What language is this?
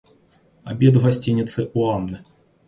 Russian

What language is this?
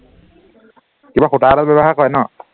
Assamese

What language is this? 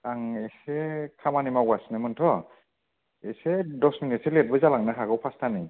Bodo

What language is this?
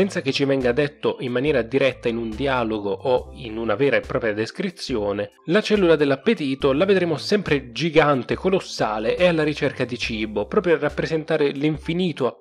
Italian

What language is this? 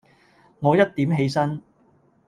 Cantonese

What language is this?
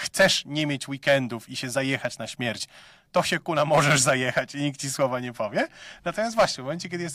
Polish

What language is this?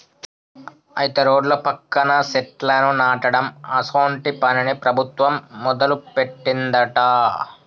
Telugu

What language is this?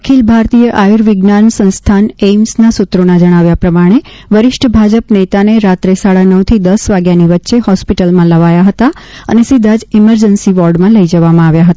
Gujarati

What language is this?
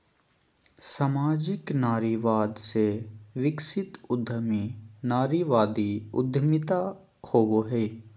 Magahi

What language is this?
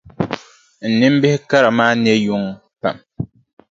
Dagbani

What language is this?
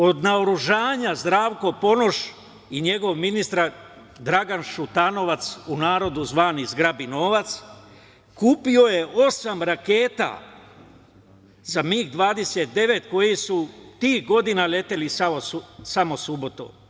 Serbian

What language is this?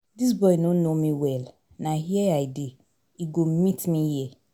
Nigerian Pidgin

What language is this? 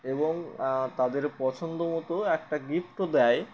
Bangla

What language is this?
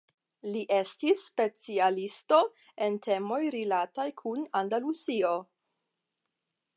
Esperanto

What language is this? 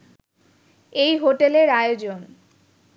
Bangla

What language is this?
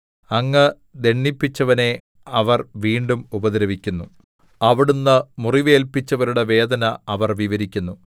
Malayalam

